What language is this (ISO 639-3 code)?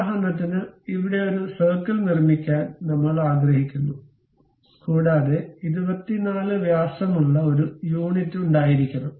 mal